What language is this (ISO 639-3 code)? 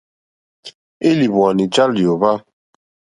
bri